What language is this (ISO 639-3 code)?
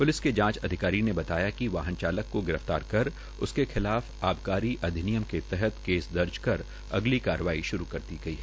hin